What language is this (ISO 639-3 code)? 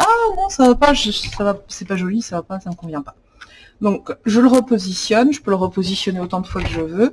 fra